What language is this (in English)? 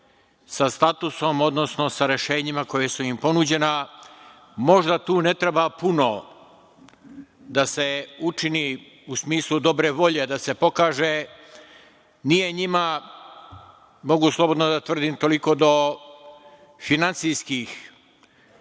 Serbian